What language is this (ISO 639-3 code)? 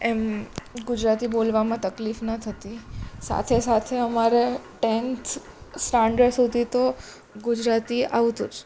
guj